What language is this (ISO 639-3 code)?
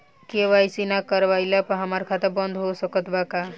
bho